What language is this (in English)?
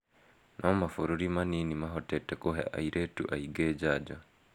Kikuyu